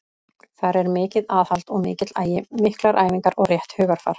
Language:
Icelandic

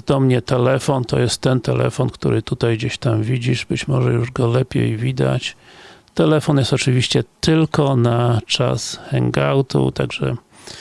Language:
Polish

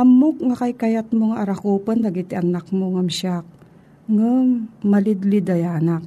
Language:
Filipino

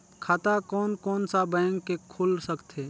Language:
Chhattisgarhi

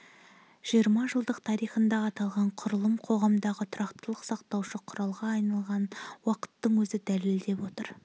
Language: Kazakh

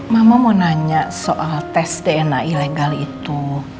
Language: Indonesian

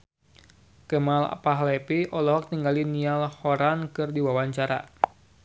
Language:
Sundanese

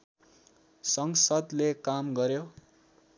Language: Nepali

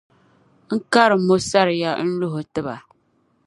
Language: Dagbani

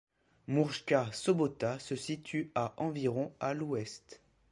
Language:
French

